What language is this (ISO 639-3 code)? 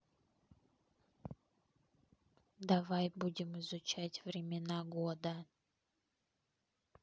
rus